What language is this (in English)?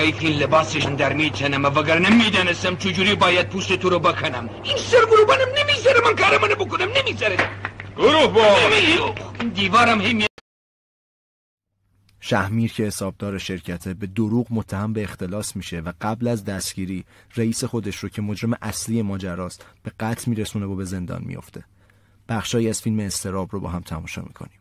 Persian